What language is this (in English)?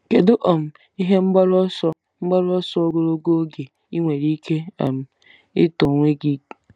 Igbo